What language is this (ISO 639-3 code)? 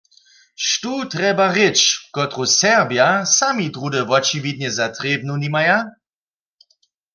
hsb